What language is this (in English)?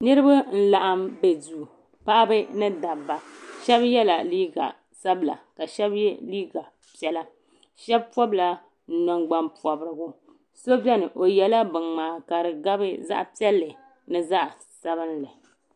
Dagbani